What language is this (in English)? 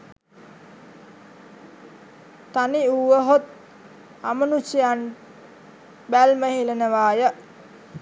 Sinhala